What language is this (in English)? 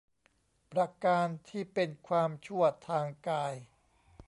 Thai